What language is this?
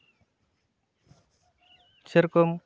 Santali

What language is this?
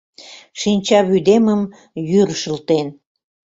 Mari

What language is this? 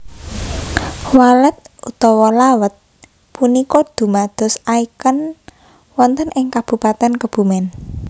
Javanese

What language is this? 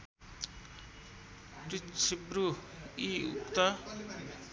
Nepali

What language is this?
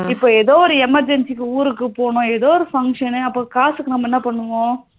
Tamil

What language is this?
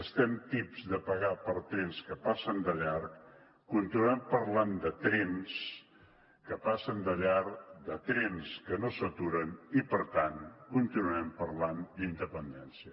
Catalan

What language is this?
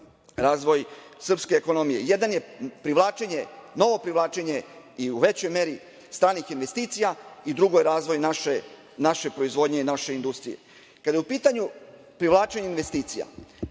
Serbian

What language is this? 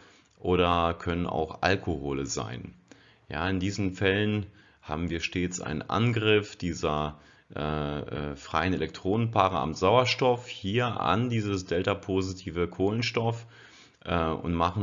German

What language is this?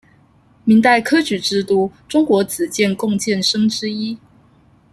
Chinese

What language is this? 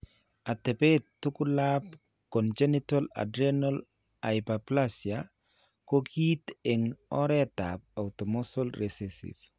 Kalenjin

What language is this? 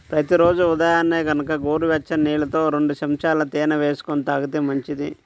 Telugu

